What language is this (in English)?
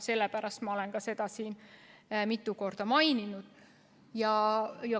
Estonian